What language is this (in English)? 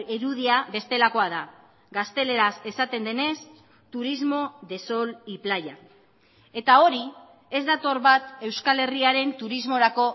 Basque